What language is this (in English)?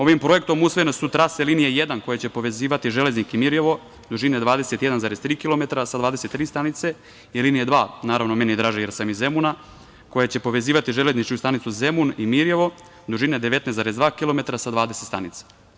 Serbian